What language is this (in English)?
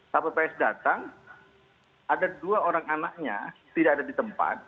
Indonesian